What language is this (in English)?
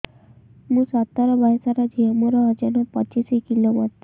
Odia